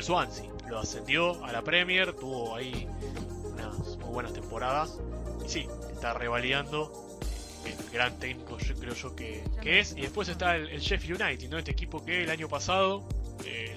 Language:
Spanish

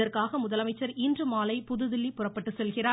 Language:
Tamil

